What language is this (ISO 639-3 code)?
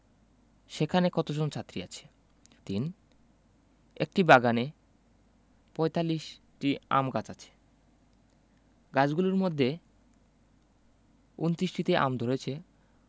ben